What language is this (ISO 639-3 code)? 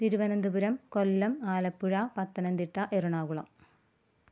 mal